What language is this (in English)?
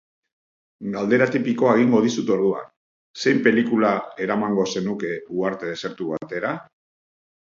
Basque